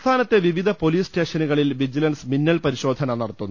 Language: Malayalam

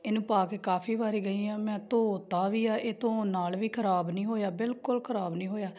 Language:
Punjabi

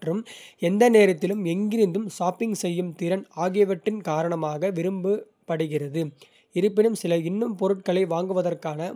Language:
Kota (India)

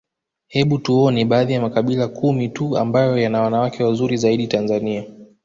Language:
Swahili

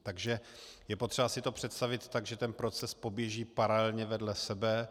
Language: Czech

